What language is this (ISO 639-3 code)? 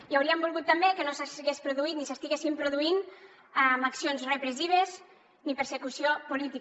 cat